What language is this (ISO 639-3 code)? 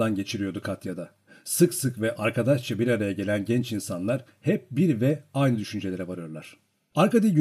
tur